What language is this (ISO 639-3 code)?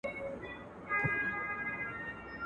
pus